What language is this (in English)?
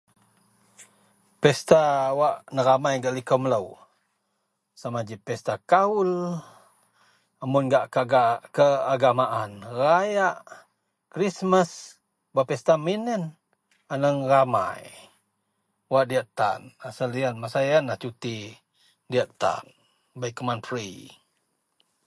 Central Melanau